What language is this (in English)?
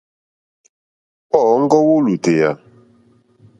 Mokpwe